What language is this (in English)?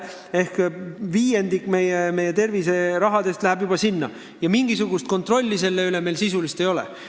Estonian